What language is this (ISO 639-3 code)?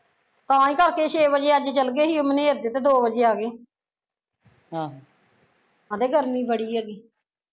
pan